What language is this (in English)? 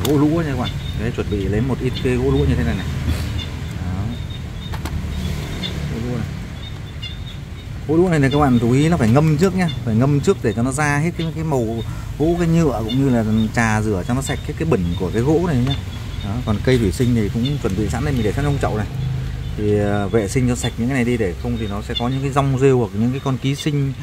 Vietnamese